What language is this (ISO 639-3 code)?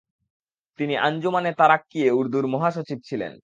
ben